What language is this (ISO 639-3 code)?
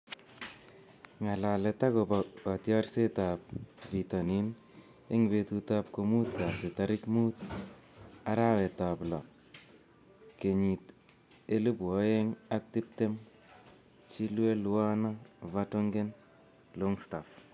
kln